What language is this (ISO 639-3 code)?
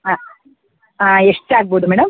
kan